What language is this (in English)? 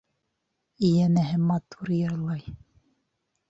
Bashkir